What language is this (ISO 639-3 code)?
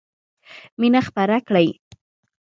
pus